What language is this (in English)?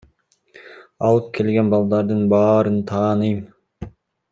Kyrgyz